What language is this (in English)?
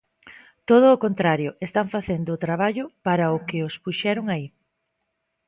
Galician